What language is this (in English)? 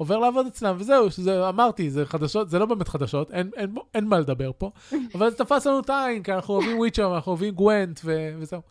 Hebrew